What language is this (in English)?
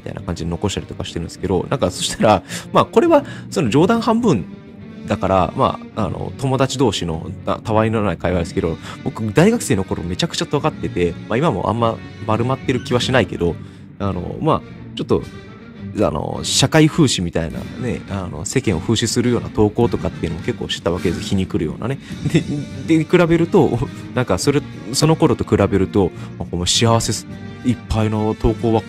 Japanese